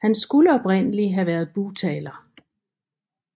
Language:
Danish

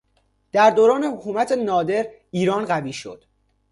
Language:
Persian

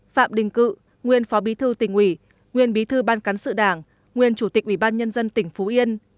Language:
Vietnamese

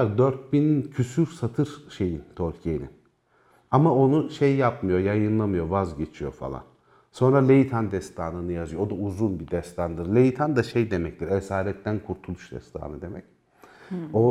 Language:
Turkish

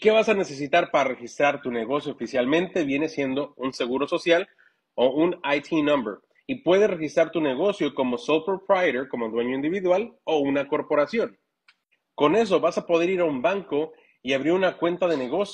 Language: Spanish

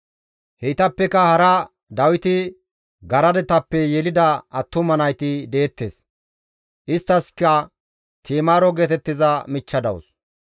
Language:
Gamo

